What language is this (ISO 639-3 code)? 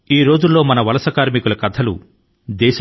tel